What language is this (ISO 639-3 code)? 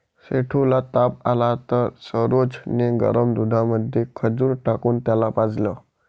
mar